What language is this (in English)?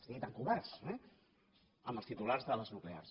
Catalan